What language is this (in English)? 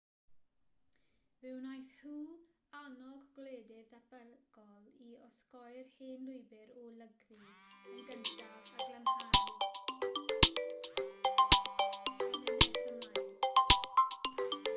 Welsh